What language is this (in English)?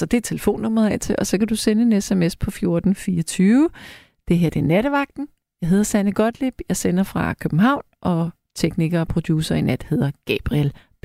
Danish